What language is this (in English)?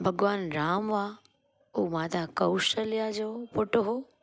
Sindhi